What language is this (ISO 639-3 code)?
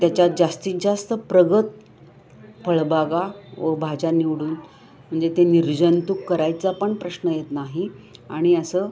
mar